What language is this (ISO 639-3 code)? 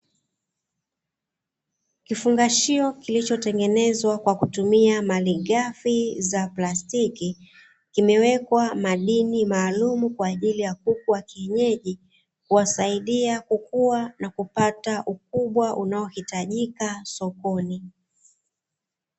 swa